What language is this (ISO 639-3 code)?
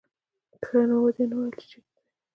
pus